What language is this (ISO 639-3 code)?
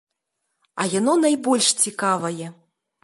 bel